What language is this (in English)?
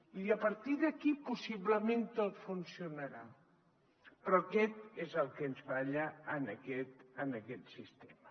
Catalan